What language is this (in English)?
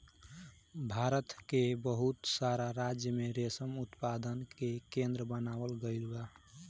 Bhojpuri